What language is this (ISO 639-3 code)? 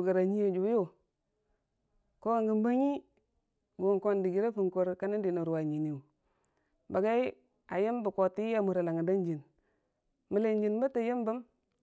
cfa